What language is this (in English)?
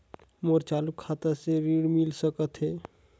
Chhattisgarhi